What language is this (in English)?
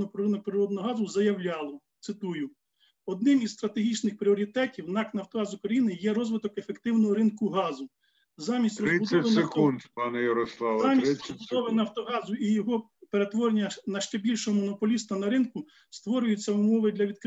Ukrainian